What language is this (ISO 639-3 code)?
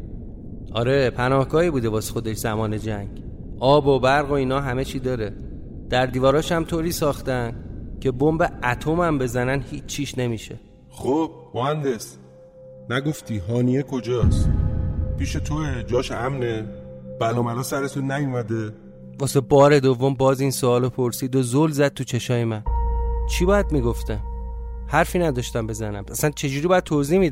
fas